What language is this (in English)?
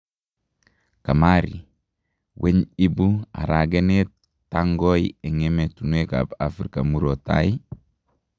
Kalenjin